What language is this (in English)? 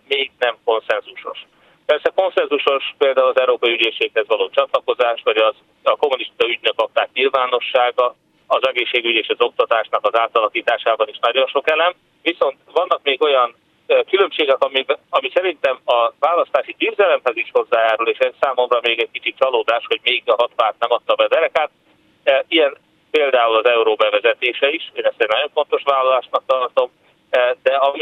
Hungarian